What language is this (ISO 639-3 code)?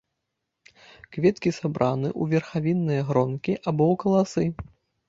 bel